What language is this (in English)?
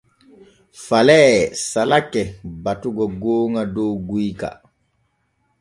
Borgu Fulfulde